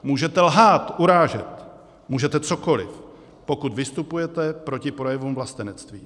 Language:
Czech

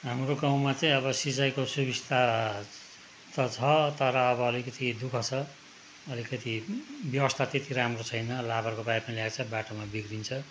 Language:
Nepali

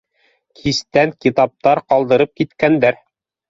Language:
Bashkir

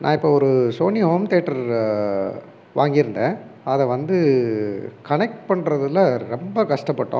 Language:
Tamil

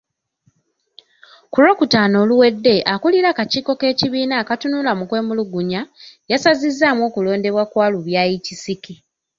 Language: Ganda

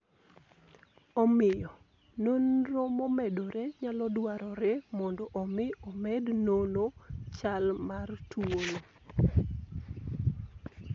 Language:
Luo (Kenya and Tanzania)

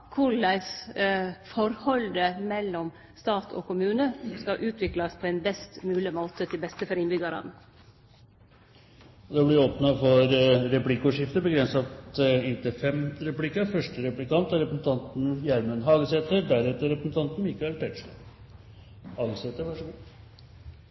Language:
Norwegian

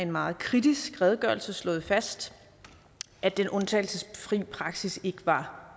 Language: Danish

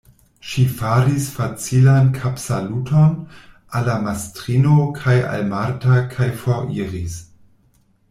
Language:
Esperanto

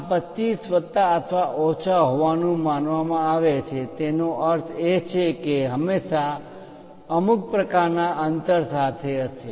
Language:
Gujarati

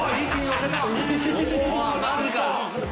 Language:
Japanese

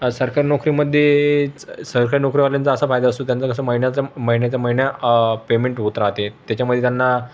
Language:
Marathi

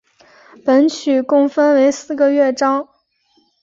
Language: Chinese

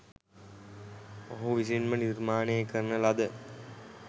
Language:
Sinhala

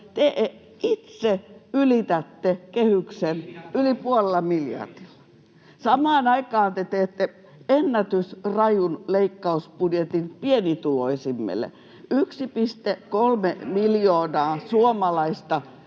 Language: Finnish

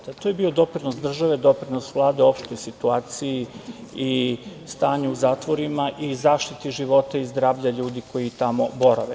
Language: Serbian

